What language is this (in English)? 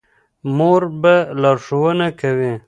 Pashto